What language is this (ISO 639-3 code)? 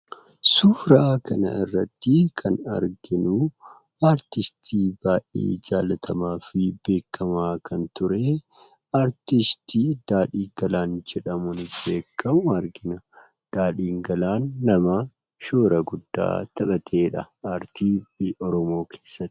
orm